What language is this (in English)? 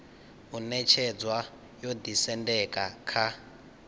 Venda